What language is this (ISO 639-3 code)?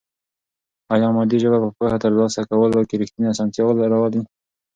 pus